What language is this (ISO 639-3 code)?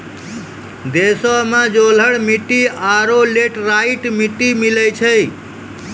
mai